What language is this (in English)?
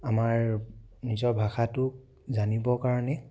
Assamese